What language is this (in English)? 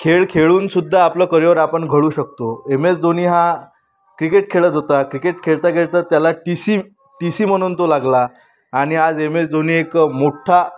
Marathi